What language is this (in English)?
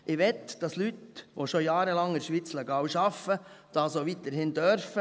Swiss German